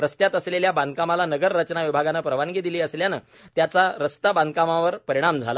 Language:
Marathi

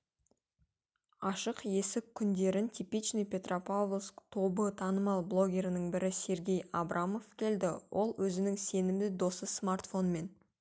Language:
Kazakh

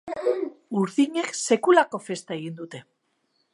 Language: Basque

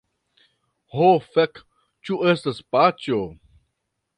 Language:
Esperanto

